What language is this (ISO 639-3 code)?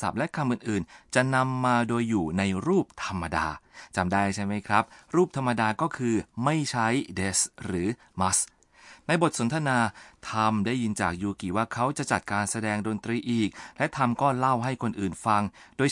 tha